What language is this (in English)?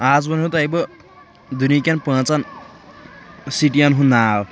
Kashmiri